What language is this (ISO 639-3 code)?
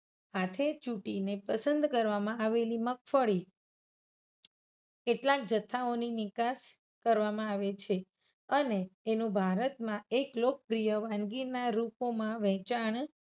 guj